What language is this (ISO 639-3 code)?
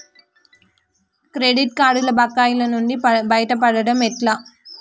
tel